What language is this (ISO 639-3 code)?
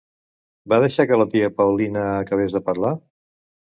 cat